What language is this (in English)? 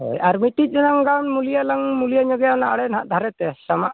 Santali